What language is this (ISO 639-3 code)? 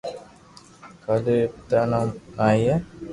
lrk